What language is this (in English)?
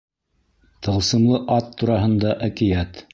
Bashkir